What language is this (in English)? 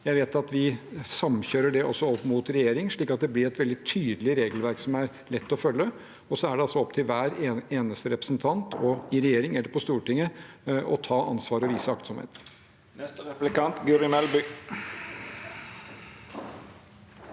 Norwegian